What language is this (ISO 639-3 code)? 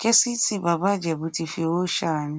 yor